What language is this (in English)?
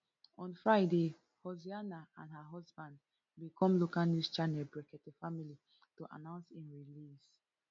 Nigerian Pidgin